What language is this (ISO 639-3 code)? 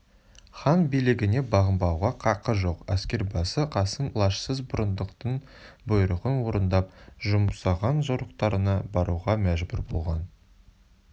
kaz